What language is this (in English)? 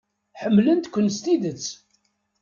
Kabyle